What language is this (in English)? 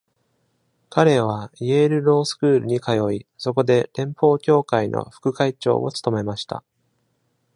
Japanese